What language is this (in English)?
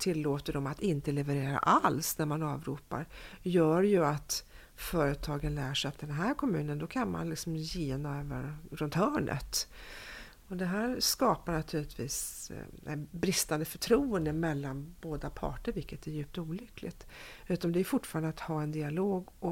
Swedish